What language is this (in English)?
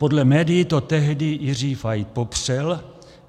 Czech